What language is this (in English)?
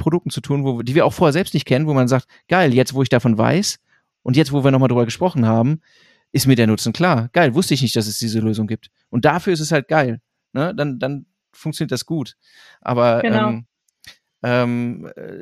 German